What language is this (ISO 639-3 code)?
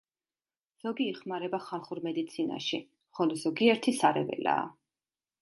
kat